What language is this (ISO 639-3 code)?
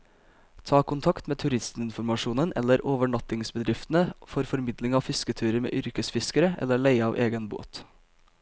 nor